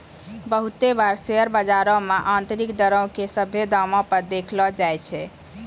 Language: Maithili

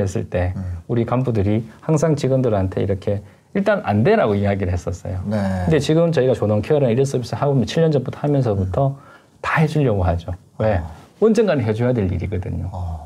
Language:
Korean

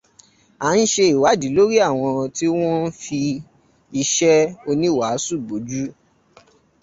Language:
Yoruba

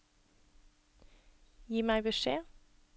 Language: Norwegian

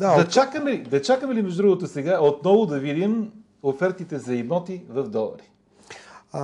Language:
Bulgarian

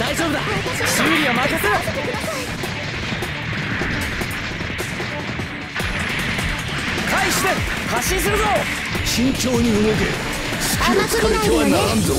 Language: Japanese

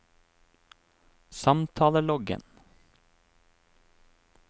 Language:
Norwegian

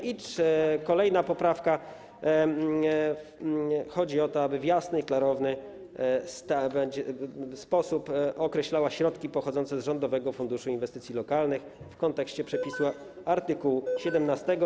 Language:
Polish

